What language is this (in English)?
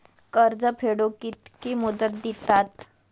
Marathi